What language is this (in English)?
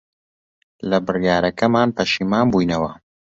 Central Kurdish